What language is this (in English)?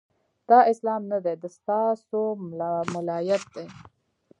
Pashto